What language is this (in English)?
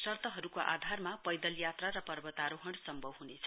Nepali